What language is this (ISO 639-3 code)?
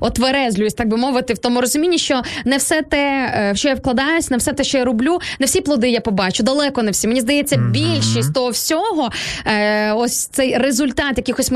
ukr